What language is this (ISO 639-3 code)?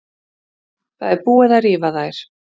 isl